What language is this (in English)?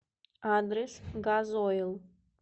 Russian